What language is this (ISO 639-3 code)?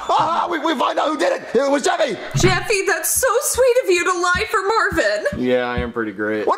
eng